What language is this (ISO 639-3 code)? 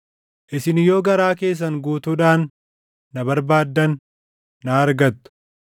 orm